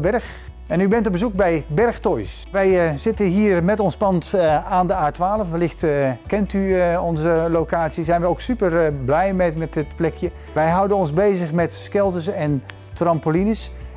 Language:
Dutch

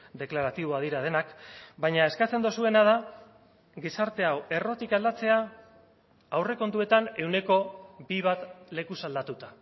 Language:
Basque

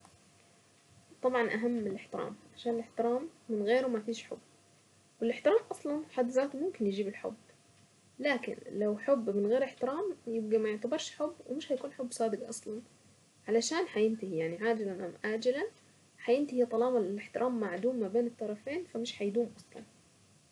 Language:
Saidi Arabic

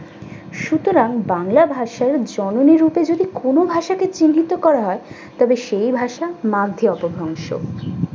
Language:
Bangla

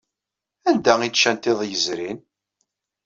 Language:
Kabyle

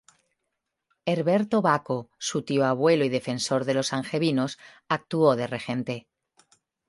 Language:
Spanish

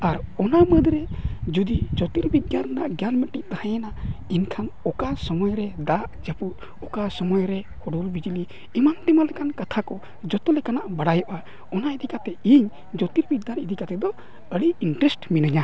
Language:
Santali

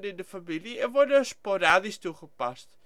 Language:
Dutch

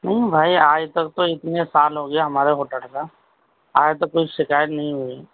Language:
Urdu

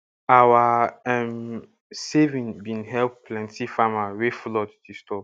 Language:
Nigerian Pidgin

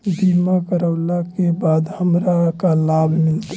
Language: Magahi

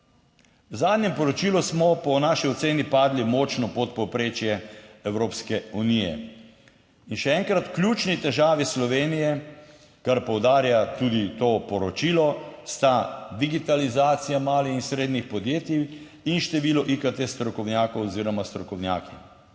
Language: Slovenian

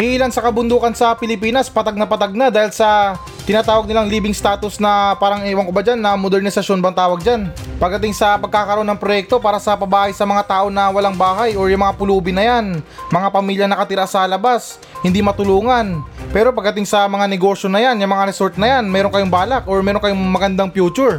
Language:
Filipino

